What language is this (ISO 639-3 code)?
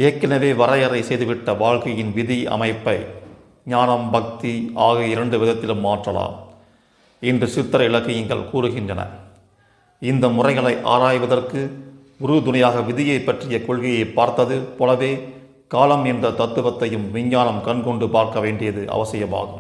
tam